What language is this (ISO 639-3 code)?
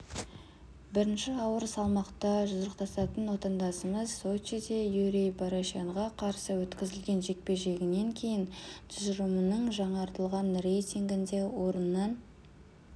kaz